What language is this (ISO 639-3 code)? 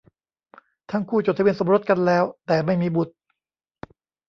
tha